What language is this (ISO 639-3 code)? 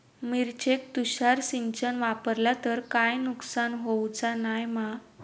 mar